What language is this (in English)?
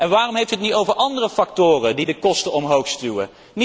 Dutch